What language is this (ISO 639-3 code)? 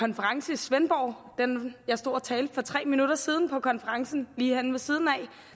dan